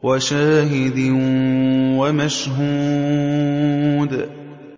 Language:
Arabic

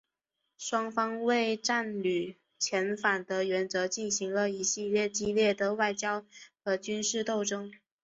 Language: Chinese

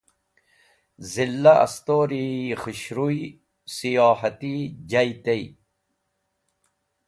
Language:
Wakhi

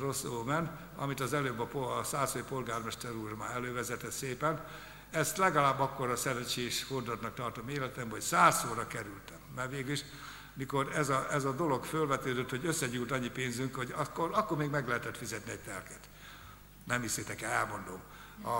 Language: Hungarian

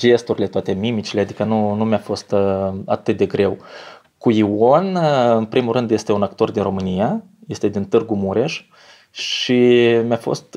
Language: Romanian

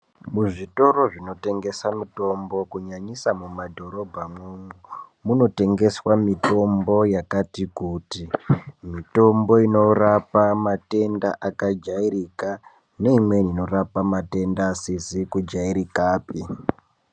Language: Ndau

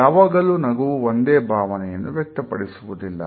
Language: Kannada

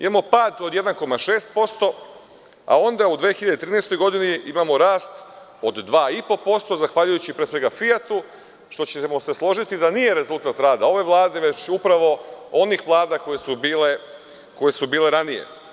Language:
Serbian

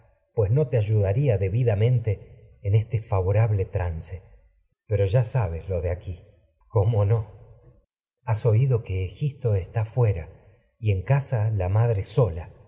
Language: Spanish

